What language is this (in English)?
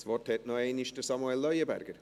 Swiss German